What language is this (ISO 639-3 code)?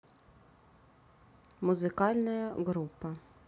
rus